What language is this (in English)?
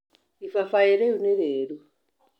Kikuyu